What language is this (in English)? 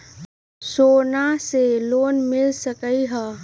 Magahi